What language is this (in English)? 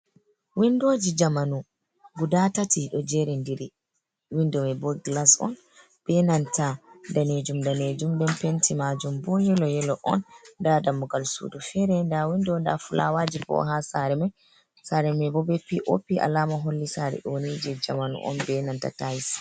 Fula